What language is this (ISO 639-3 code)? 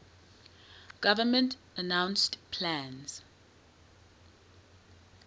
eng